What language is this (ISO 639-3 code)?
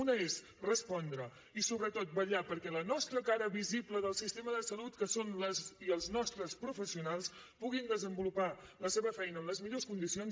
cat